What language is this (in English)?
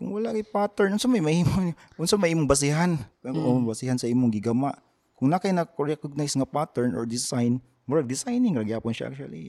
Filipino